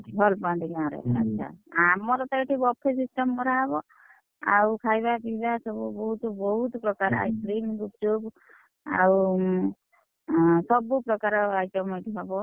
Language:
Odia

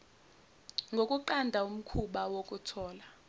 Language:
Zulu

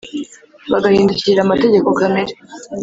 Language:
Kinyarwanda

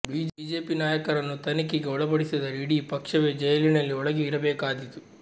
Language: Kannada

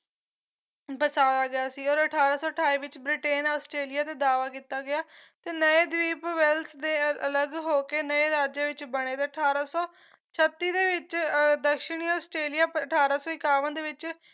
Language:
Punjabi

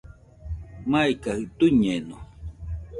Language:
Nüpode Huitoto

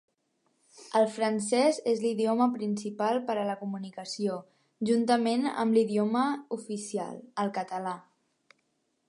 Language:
Catalan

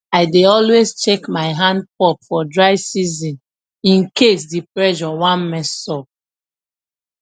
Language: Nigerian Pidgin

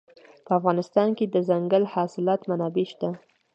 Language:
Pashto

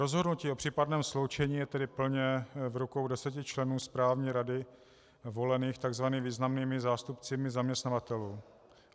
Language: Czech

